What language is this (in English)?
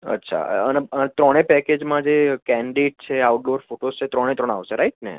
Gujarati